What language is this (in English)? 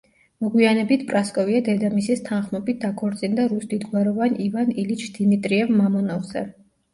Georgian